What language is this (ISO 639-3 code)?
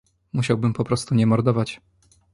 pol